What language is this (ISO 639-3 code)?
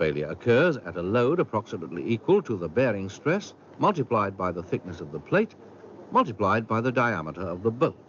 msa